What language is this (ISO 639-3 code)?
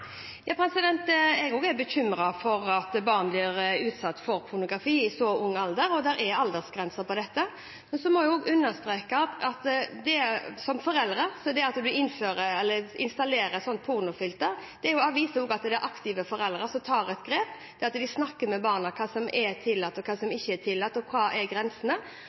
nob